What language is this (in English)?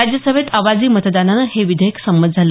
Marathi